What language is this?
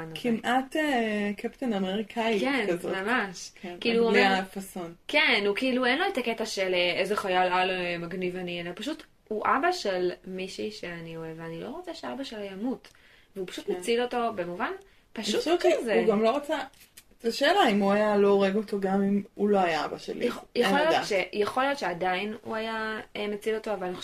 Hebrew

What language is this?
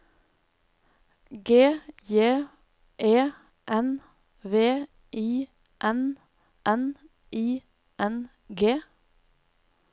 Norwegian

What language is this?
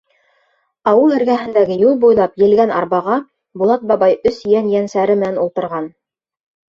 Bashkir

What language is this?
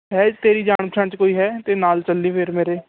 Punjabi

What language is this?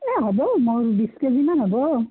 Assamese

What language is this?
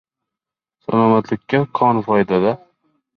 Uzbek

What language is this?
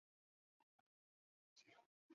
Chinese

